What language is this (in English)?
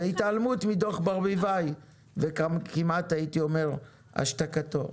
Hebrew